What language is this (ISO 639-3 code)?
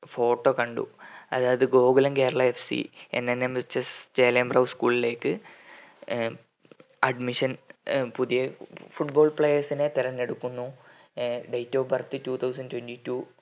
mal